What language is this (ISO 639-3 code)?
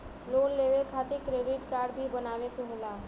bho